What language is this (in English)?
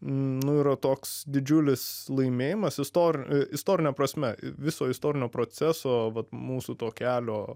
Lithuanian